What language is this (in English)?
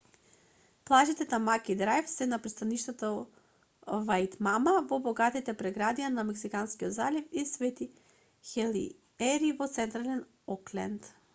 Macedonian